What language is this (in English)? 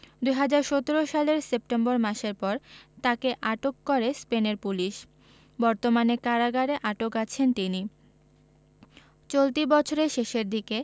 Bangla